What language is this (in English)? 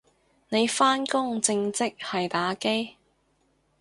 Cantonese